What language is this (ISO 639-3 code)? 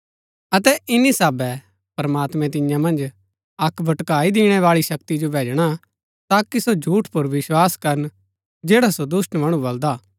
gbk